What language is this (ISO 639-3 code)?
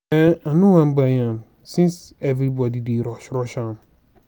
pcm